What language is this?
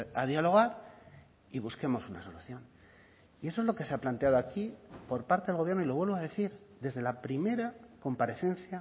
Spanish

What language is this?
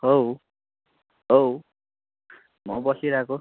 Nepali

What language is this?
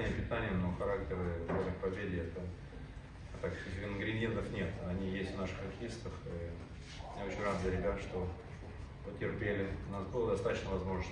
Russian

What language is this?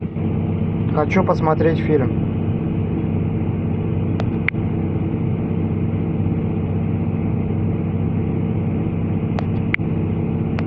Russian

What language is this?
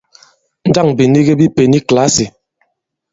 Bankon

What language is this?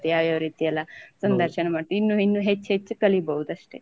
Kannada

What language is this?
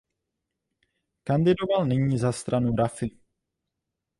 Czech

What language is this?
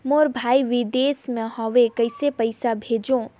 Chhattisgarhi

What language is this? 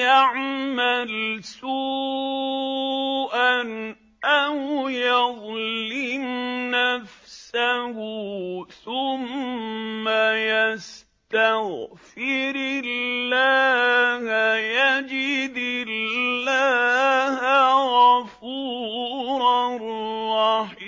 Arabic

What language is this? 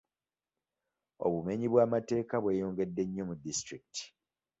Ganda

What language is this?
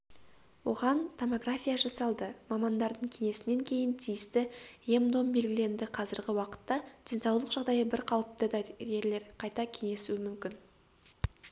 Kazakh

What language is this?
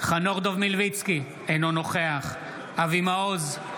Hebrew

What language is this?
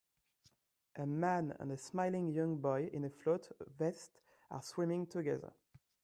English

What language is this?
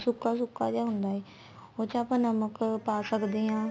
Punjabi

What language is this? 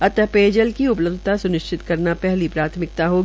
Hindi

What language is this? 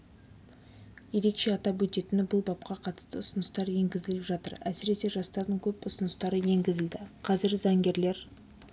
Kazakh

